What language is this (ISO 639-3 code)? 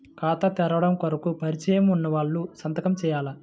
tel